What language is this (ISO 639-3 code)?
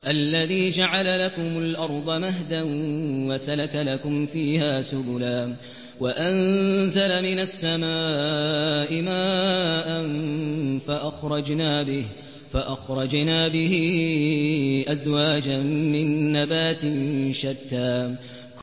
ara